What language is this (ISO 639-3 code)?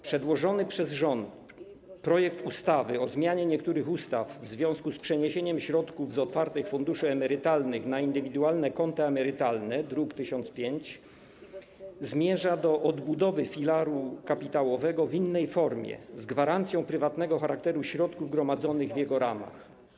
pol